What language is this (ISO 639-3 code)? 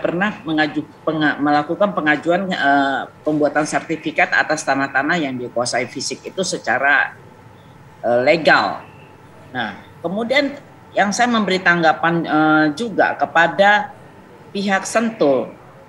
ind